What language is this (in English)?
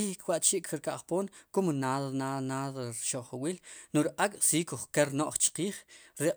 Sipacapense